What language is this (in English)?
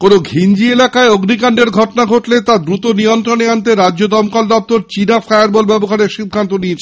Bangla